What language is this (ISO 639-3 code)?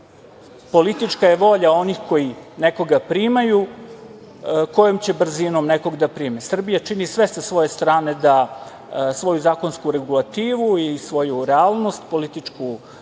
srp